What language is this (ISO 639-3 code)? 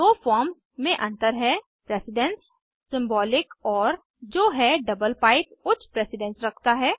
hin